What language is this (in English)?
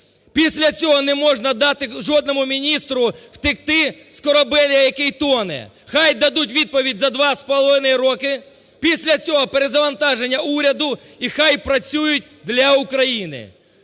Ukrainian